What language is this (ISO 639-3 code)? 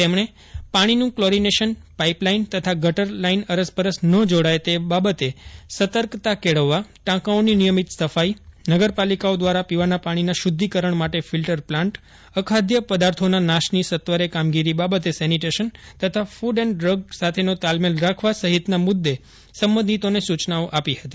guj